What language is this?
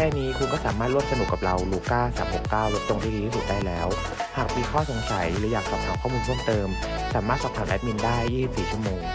Thai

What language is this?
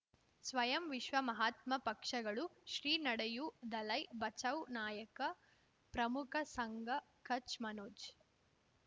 Kannada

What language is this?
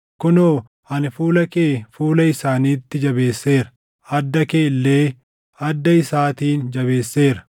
Oromo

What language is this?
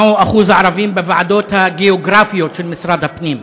Hebrew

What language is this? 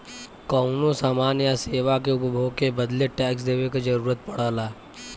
Bhojpuri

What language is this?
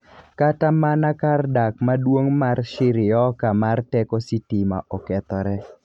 Luo (Kenya and Tanzania)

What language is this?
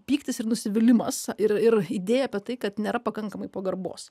Lithuanian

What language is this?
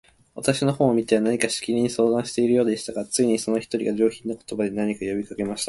Japanese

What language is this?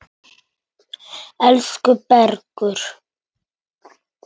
Icelandic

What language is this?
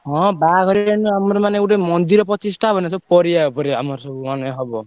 Odia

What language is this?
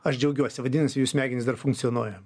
Lithuanian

